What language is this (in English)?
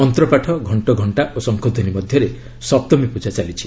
Odia